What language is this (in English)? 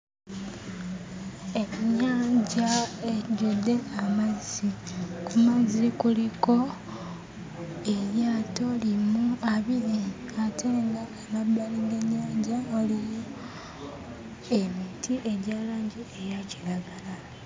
Ganda